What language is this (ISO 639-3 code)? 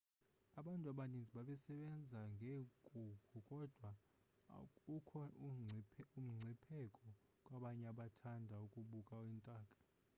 xho